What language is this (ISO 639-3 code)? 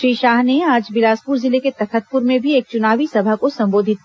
hin